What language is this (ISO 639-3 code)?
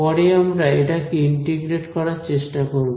ben